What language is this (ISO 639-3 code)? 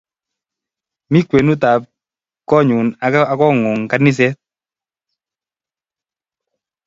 kln